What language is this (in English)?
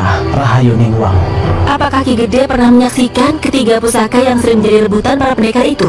Indonesian